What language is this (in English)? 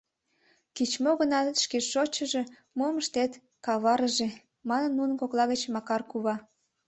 Mari